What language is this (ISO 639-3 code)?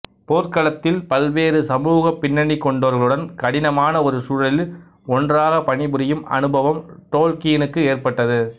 tam